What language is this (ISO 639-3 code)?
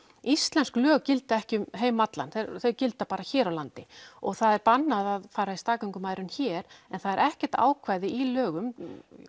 isl